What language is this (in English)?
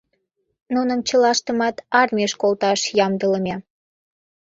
Mari